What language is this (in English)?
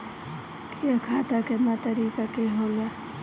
Bhojpuri